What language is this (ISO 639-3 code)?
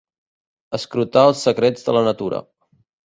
cat